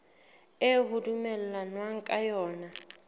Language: Southern Sotho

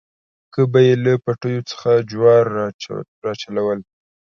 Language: Pashto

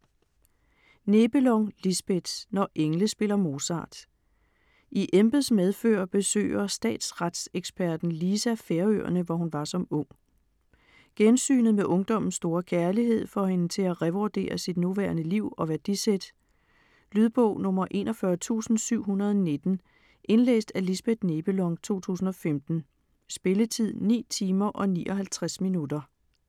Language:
Danish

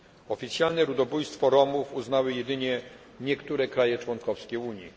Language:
Polish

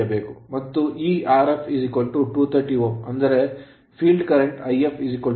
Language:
Kannada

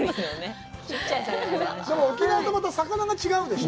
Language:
Japanese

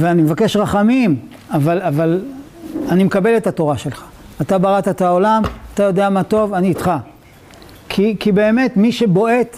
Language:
Hebrew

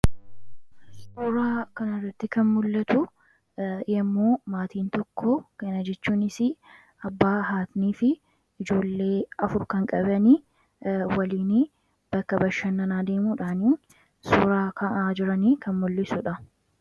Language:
Oromo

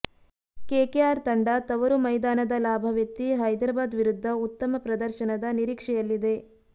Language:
Kannada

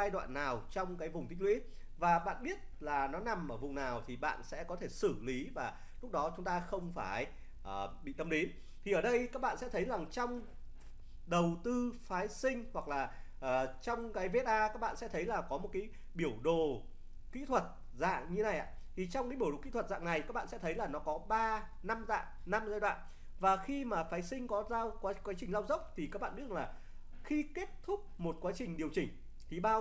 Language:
Vietnamese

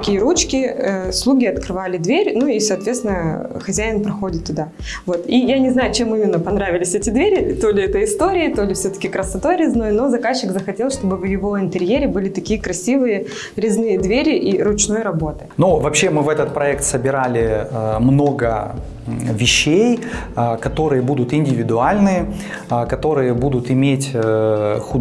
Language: Russian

